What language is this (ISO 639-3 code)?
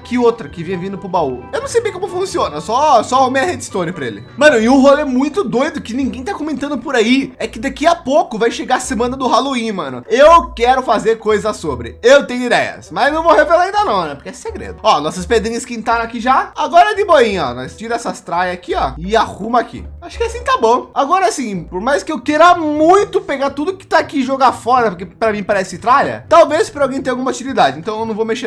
por